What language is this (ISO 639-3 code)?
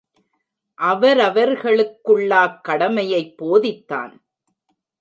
tam